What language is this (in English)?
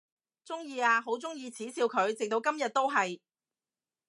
Cantonese